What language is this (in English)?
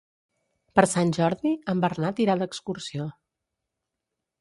Catalan